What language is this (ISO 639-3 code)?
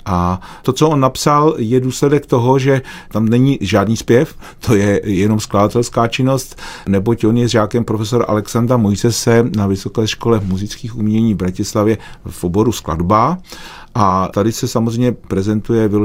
ces